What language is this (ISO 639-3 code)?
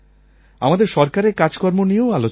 ben